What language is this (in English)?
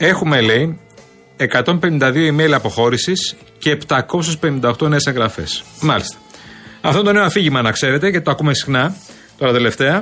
Greek